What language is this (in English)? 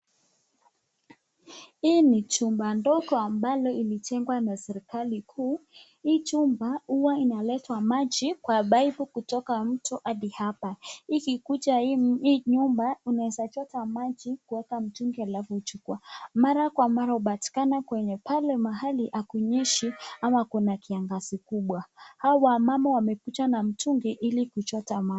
Swahili